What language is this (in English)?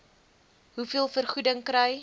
Afrikaans